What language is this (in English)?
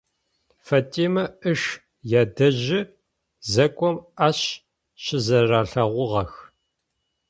Adyghe